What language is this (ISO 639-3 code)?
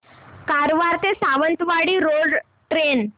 mar